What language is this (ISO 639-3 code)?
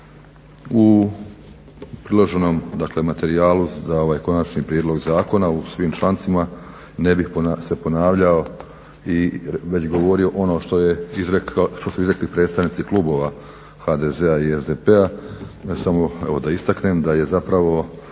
hrv